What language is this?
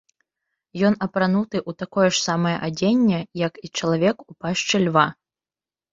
Belarusian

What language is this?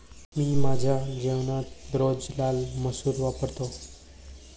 Marathi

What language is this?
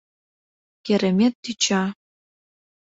Mari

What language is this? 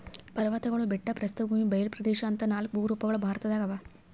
Kannada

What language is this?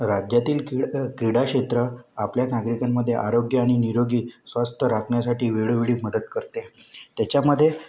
Marathi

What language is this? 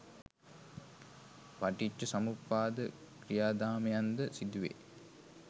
Sinhala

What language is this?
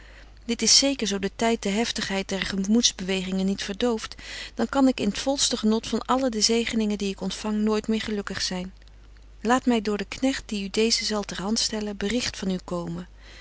Dutch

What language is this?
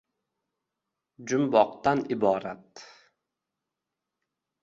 Uzbek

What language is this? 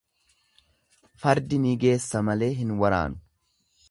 Oromo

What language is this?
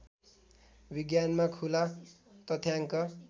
Nepali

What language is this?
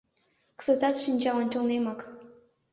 Mari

